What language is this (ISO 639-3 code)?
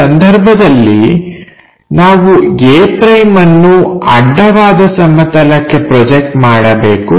kan